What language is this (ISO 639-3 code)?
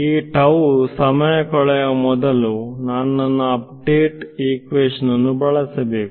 kan